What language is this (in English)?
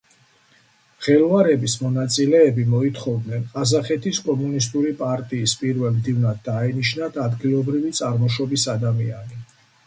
Georgian